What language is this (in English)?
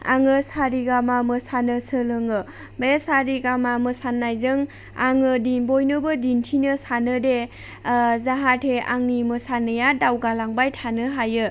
Bodo